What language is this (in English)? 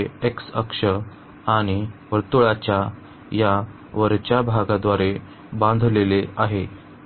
Marathi